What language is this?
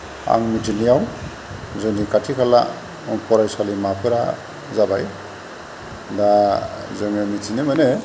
Bodo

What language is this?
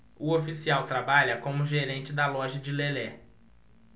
Portuguese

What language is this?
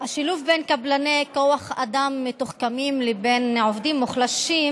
Hebrew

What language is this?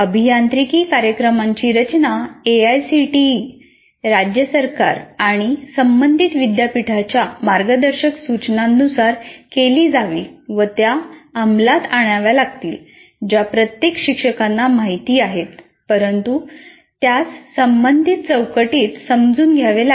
Marathi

